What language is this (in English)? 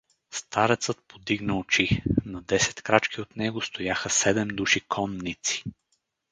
Bulgarian